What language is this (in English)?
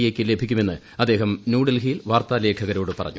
Malayalam